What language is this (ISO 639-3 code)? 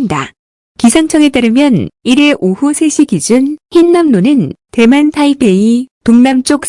kor